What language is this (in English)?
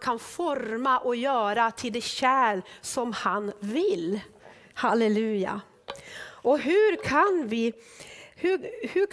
Swedish